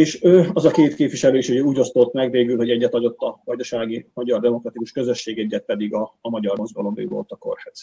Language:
Hungarian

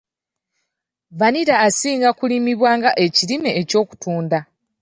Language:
Ganda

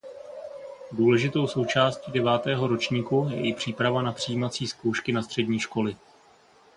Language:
Czech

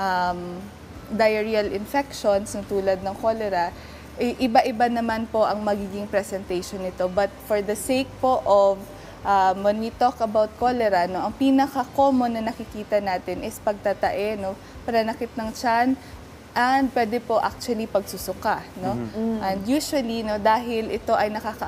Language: Filipino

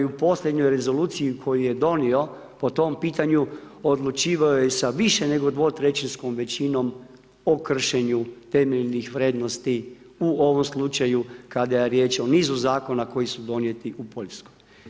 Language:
Croatian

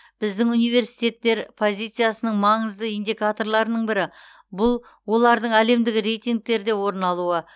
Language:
Kazakh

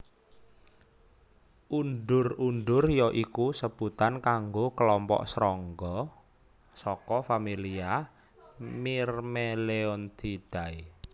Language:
Javanese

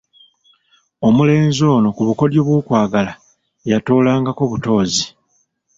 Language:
Ganda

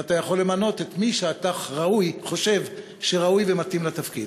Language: Hebrew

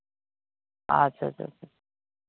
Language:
Santali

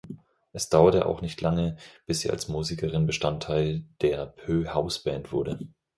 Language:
German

